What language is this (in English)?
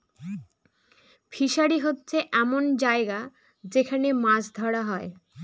Bangla